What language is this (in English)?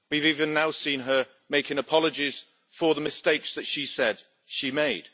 English